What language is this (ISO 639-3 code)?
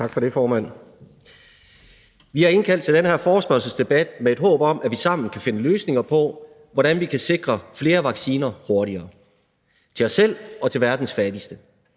dan